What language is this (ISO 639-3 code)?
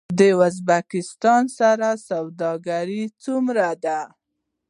pus